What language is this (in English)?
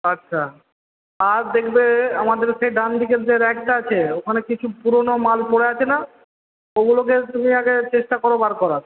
Bangla